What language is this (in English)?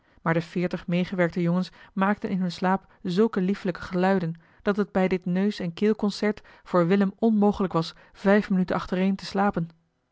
Dutch